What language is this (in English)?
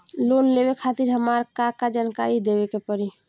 Bhojpuri